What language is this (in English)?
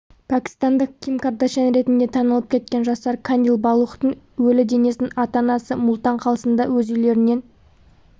Kazakh